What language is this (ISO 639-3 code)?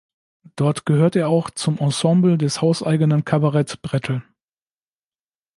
deu